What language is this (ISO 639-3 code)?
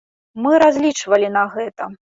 bel